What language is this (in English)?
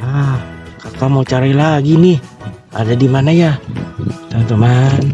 Indonesian